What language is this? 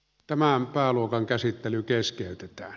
Finnish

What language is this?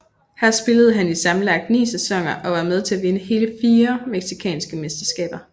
Danish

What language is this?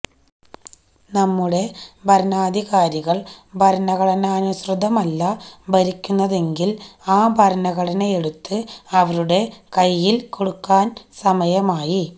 Malayalam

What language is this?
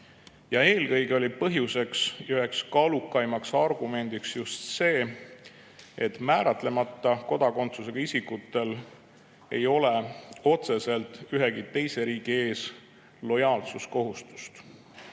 Estonian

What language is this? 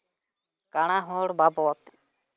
Santali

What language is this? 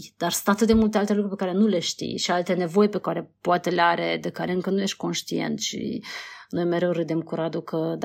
Romanian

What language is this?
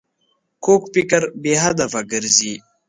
Pashto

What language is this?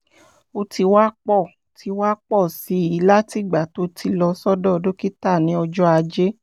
Yoruba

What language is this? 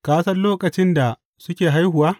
Hausa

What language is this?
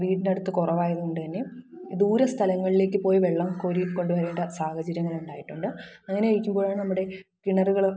Malayalam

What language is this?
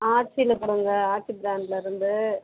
Tamil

